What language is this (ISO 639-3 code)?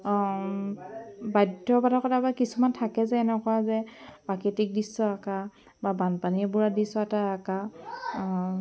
asm